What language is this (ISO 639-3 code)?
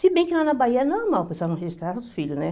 por